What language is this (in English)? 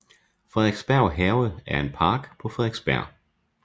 Danish